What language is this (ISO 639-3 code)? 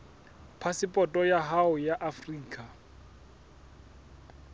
sot